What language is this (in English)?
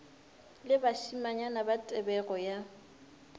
Northern Sotho